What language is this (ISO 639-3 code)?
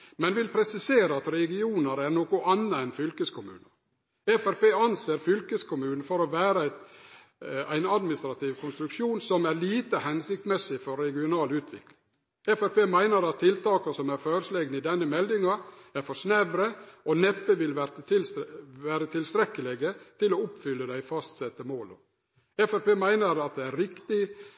nno